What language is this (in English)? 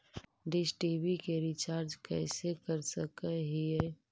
Magahi